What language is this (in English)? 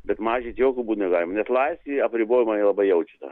Lithuanian